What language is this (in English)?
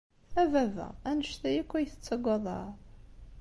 Kabyle